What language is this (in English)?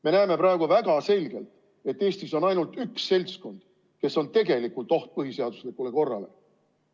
Estonian